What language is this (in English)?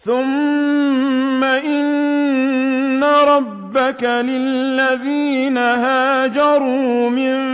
Arabic